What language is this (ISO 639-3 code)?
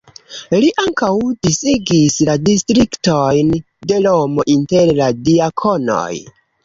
epo